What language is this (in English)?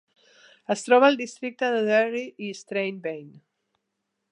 Catalan